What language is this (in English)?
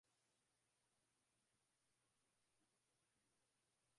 Swahili